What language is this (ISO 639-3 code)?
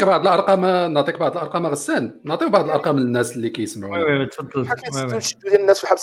ara